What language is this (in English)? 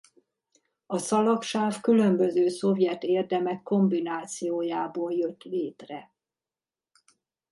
Hungarian